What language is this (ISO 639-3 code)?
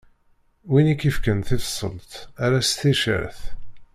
kab